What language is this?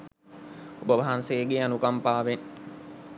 Sinhala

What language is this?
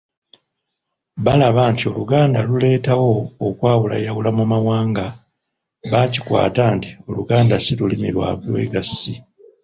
Ganda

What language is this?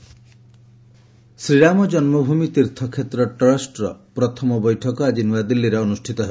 Odia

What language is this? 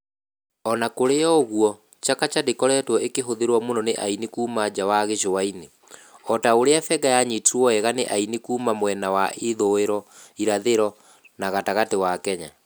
Kikuyu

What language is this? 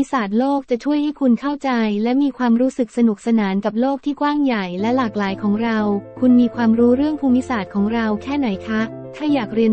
Thai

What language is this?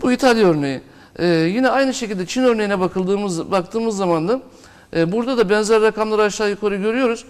Turkish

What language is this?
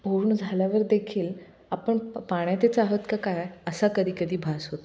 Marathi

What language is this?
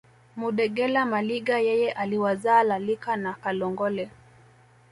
Swahili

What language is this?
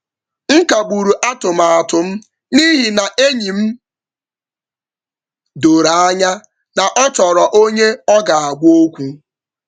Igbo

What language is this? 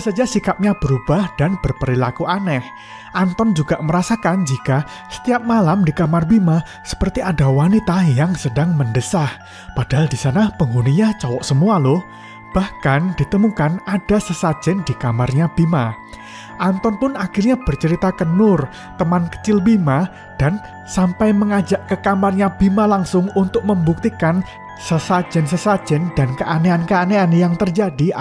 Indonesian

